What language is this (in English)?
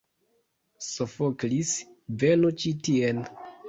Esperanto